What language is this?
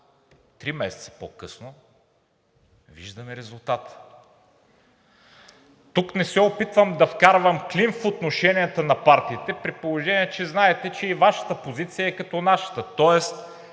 Bulgarian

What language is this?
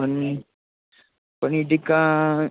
Gujarati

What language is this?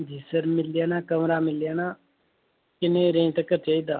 Dogri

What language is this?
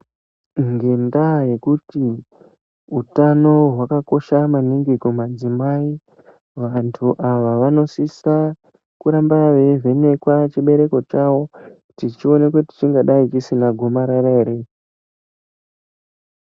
Ndau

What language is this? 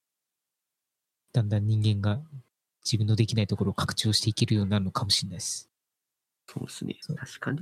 Japanese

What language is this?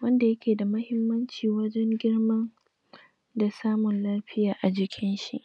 Hausa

